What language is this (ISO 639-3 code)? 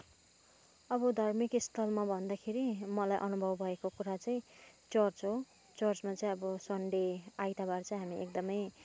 nep